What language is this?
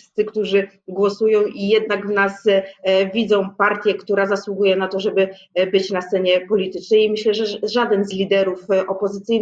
Polish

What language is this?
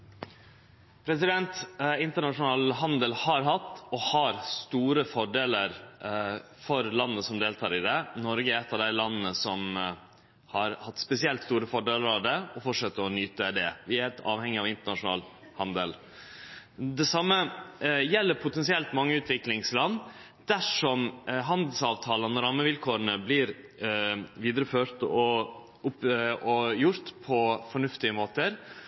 Norwegian Nynorsk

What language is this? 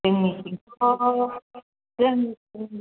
Bodo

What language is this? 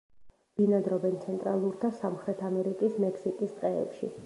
Georgian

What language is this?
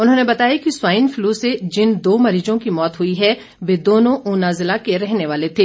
Hindi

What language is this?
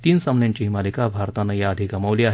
Marathi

